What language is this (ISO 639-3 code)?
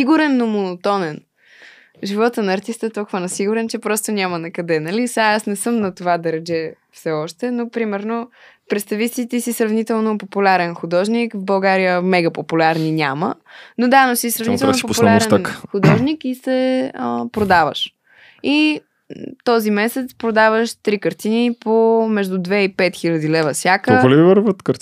bul